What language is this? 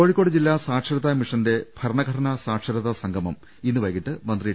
Malayalam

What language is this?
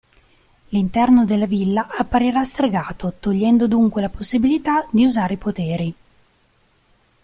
Italian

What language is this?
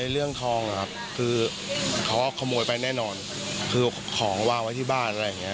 Thai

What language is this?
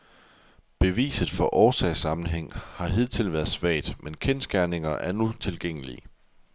Danish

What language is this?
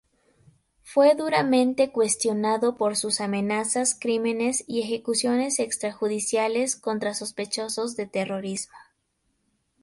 Spanish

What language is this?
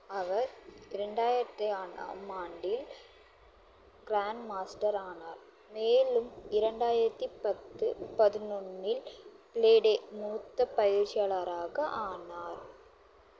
Tamil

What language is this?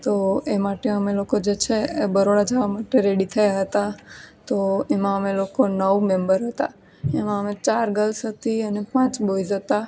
Gujarati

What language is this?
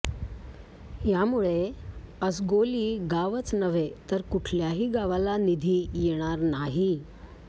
Marathi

